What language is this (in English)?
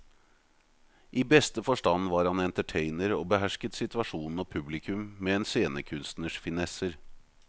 Norwegian